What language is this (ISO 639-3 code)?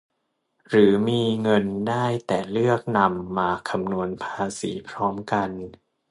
tha